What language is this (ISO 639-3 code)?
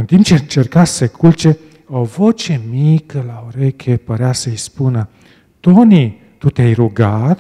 ron